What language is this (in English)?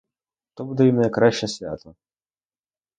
Ukrainian